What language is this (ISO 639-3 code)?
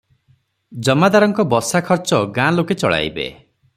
ori